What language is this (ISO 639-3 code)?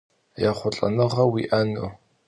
kbd